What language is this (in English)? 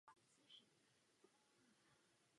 Czech